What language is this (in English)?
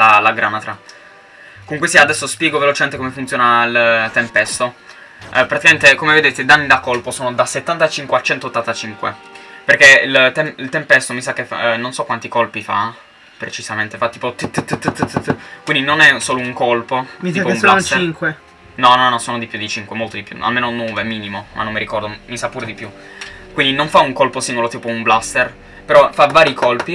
Italian